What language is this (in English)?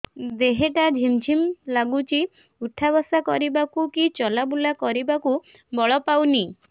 Odia